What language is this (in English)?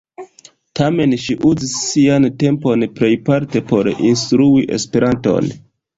Esperanto